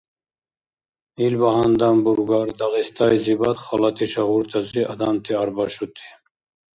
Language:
Dargwa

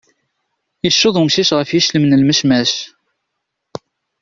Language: Kabyle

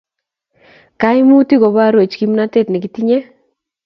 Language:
Kalenjin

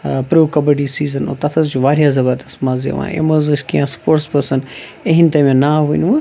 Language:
Kashmiri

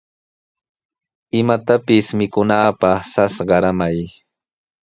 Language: Sihuas Ancash Quechua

